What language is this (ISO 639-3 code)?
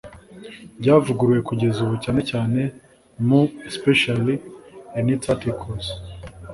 kin